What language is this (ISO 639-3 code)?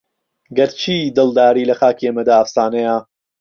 ckb